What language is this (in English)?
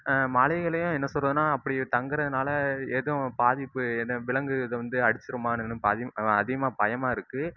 Tamil